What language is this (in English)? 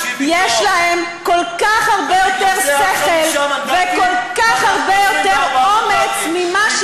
Hebrew